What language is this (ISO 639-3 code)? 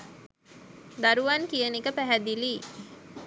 sin